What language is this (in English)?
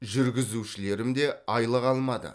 Kazakh